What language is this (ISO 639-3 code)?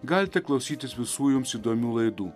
lit